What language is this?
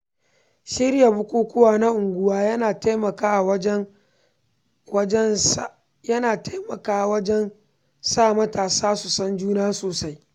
Hausa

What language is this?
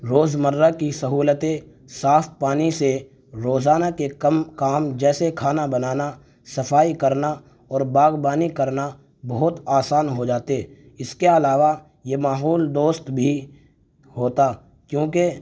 Urdu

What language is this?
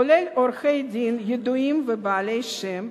Hebrew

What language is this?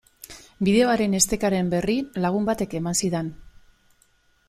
Basque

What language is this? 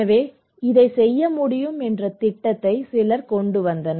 Tamil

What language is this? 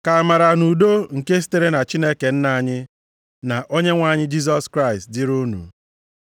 Igbo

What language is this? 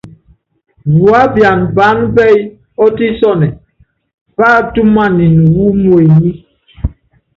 Yangben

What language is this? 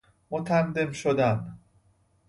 Persian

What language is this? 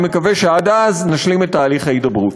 Hebrew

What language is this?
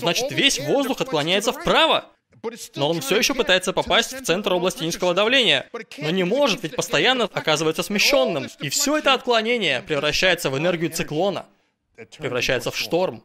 Russian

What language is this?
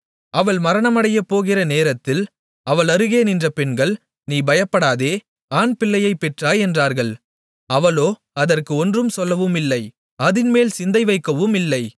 Tamil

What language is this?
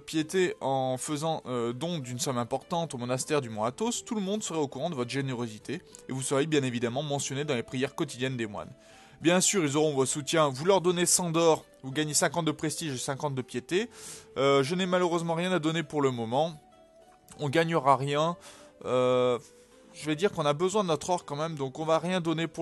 French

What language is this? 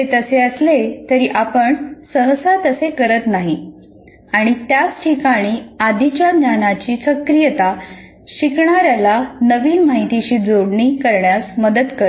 Marathi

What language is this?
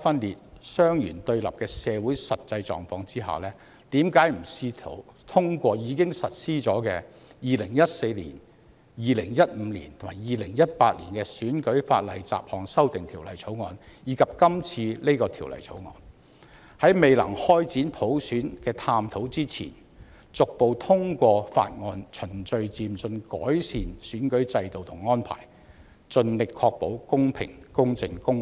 Cantonese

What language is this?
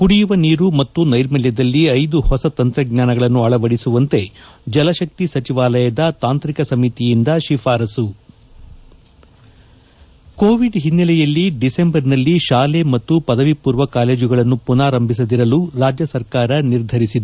Kannada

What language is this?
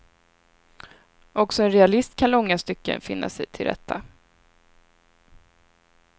Swedish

